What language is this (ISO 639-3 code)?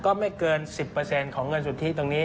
tha